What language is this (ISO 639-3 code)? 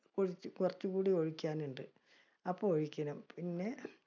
mal